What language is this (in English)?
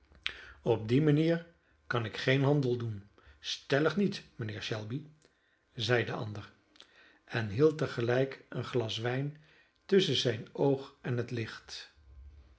Dutch